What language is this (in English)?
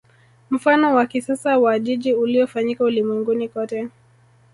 Swahili